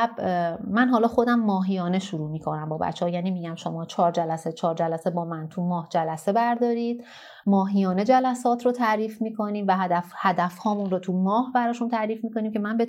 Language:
Persian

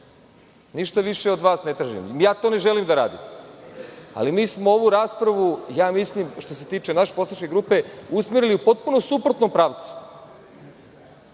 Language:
Serbian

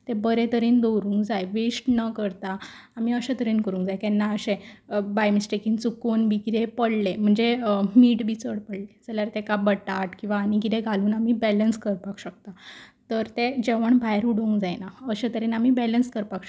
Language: Konkani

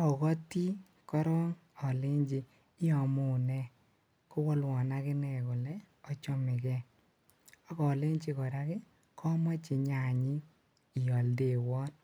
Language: Kalenjin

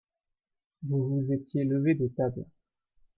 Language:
French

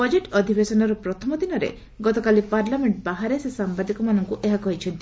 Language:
Odia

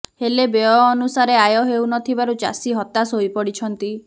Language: Odia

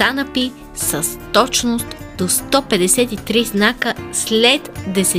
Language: Bulgarian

